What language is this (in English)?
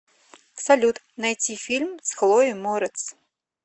Russian